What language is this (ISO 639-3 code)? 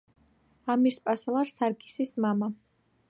kat